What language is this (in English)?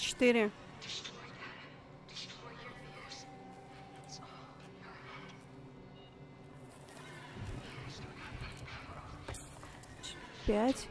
Russian